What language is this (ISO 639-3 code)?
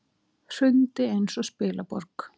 isl